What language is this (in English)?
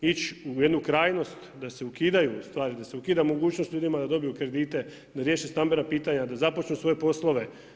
Croatian